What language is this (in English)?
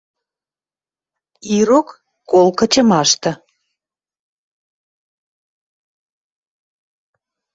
Western Mari